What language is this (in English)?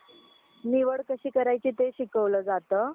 Marathi